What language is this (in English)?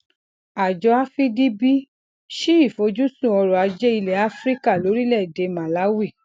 Yoruba